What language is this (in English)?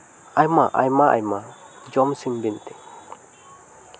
Santali